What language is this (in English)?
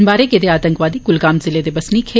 Dogri